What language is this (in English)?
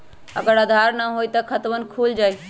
Magahi